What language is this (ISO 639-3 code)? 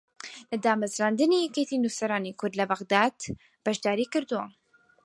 ckb